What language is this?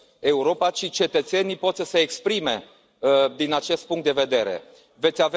Romanian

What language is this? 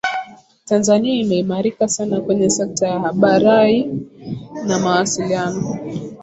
Swahili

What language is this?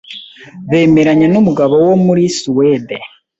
Kinyarwanda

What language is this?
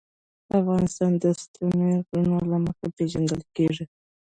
Pashto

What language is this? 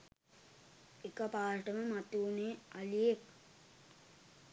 Sinhala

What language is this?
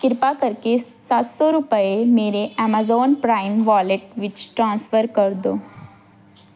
Punjabi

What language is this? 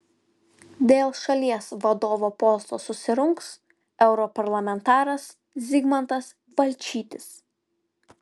Lithuanian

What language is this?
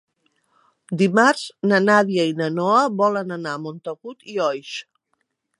Catalan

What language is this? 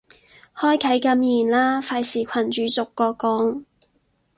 Cantonese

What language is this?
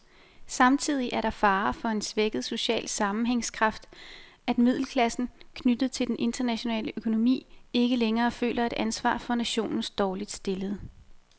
Danish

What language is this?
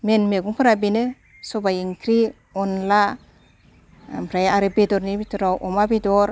Bodo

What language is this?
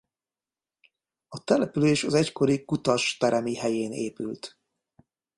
Hungarian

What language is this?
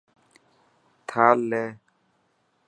Dhatki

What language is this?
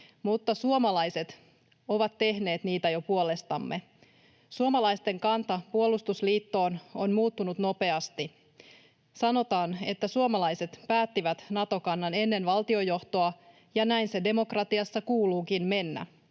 Finnish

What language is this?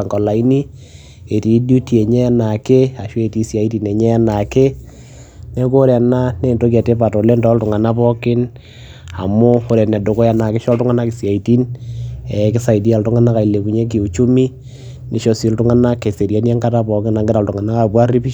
Masai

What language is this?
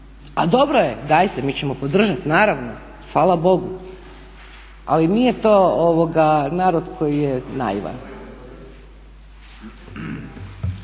Croatian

